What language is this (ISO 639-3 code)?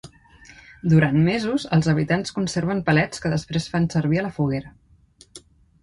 cat